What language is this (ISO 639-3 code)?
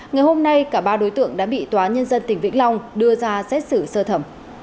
vie